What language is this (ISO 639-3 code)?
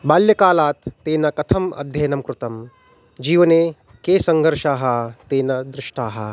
san